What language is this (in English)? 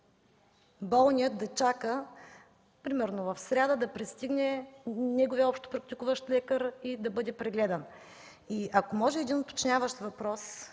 Bulgarian